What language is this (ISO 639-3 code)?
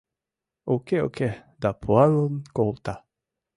chm